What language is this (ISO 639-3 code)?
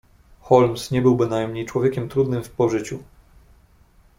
pol